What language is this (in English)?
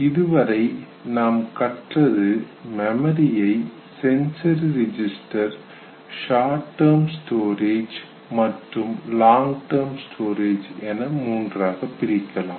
Tamil